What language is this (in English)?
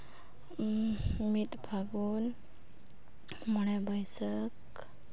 Santali